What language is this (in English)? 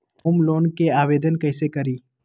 Magahi